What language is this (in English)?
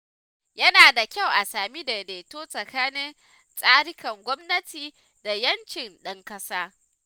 Hausa